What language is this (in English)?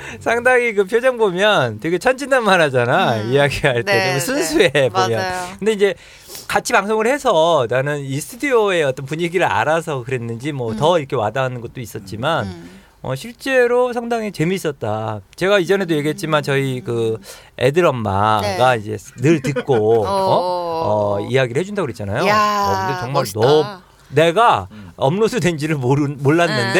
Korean